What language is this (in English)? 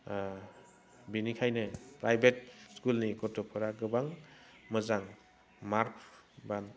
Bodo